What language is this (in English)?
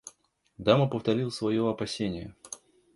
Russian